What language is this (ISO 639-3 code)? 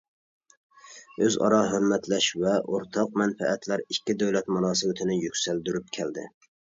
uig